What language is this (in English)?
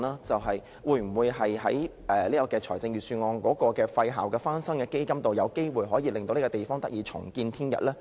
Cantonese